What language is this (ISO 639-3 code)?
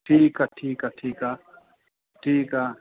snd